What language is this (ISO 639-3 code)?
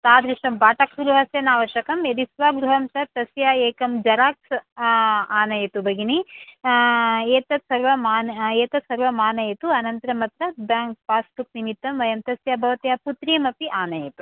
san